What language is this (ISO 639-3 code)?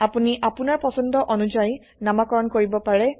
asm